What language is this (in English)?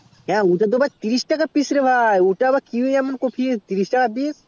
Bangla